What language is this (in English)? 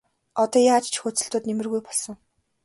Mongolian